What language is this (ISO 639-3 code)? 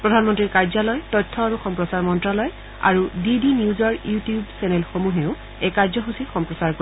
asm